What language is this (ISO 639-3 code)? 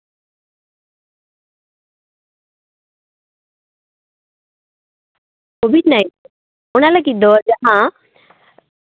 sat